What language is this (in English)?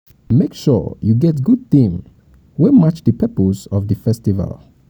Nigerian Pidgin